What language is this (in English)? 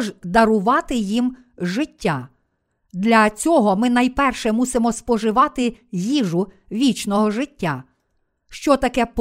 Ukrainian